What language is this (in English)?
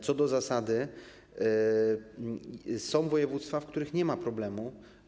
Polish